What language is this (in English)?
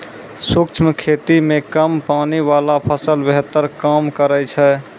Maithili